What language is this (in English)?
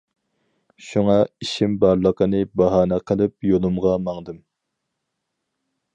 Uyghur